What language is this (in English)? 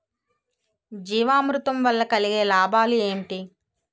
Telugu